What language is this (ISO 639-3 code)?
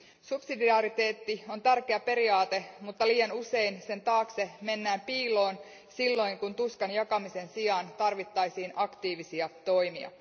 fin